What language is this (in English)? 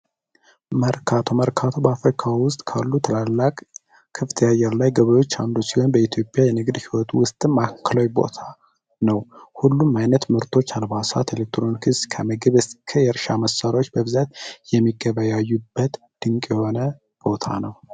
Amharic